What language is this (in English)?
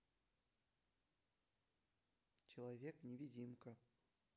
Russian